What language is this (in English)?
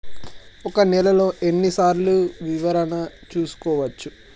Telugu